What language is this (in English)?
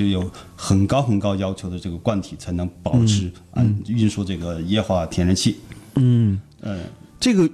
Chinese